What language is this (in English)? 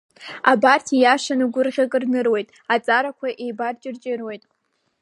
Abkhazian